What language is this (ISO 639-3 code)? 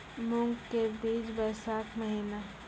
mai